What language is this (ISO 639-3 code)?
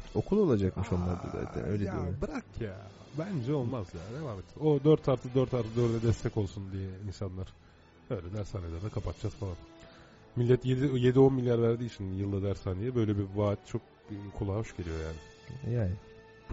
tur